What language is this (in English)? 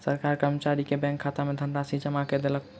Maithili